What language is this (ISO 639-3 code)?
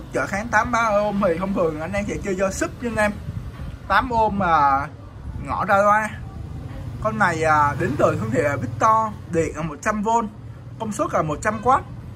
vie